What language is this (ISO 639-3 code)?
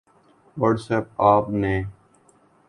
urd